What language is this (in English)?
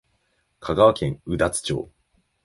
Japanese